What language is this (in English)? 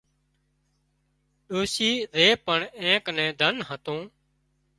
Wadiyara Koli